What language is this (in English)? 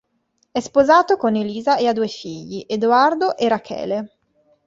Italian